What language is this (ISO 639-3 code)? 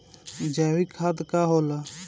bho